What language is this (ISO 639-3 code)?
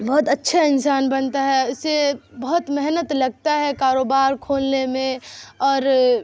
urd